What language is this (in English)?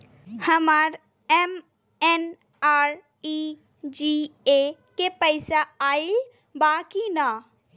Bhojpuri